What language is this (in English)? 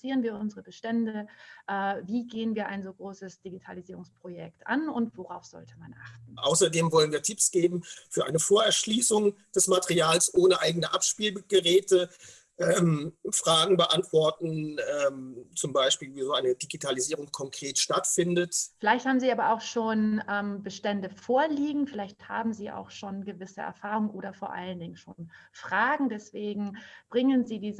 German